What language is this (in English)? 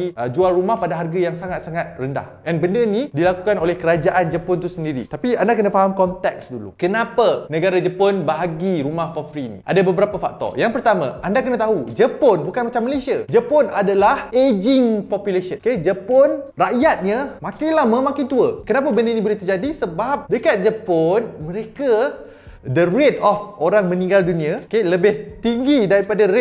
Malay